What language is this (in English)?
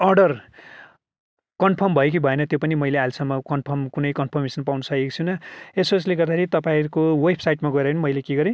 Nepali